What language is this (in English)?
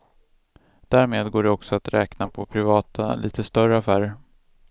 Swedish